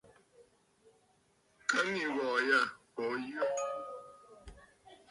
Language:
Bafut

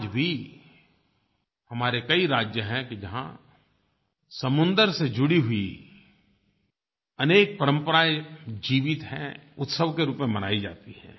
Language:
Hindi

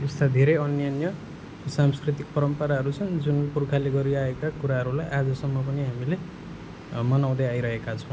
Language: Nepali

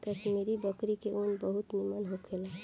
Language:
Bhojpuri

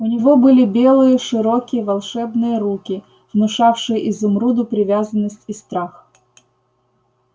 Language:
Russian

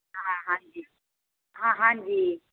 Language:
Punjabi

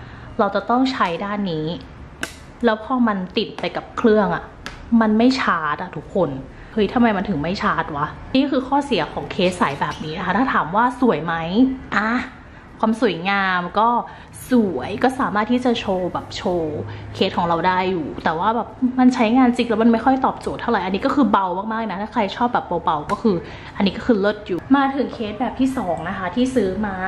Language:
Thai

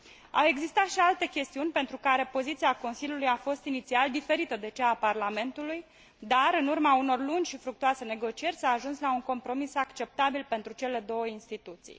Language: Romanian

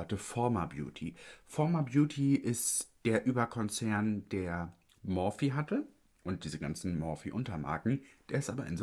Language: German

